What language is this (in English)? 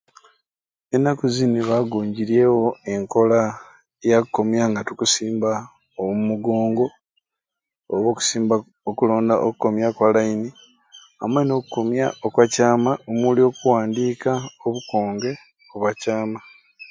Ruuli